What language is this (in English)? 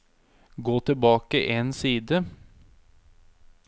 Norwegian